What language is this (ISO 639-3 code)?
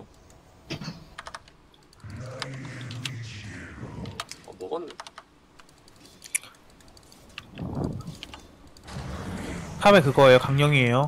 kor